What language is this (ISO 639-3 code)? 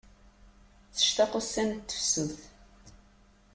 kab